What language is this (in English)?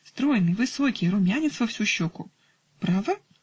Russian